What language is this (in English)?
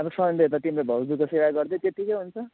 Nepali